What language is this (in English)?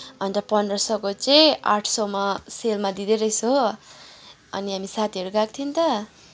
Nepali